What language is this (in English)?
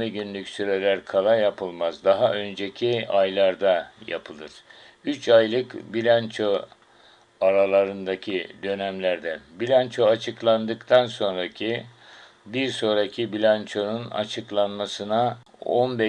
Turkish